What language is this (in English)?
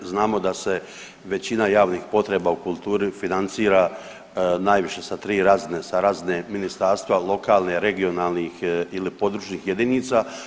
Croatian